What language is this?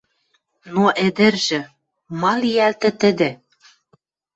Western Mari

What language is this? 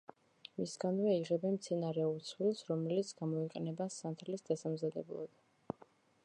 Georgian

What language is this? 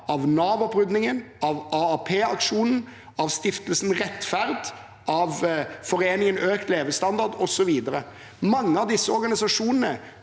Norwegian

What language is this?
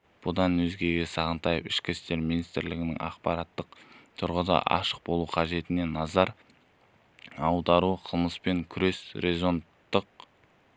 Kazakh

